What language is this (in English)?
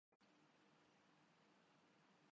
Urdu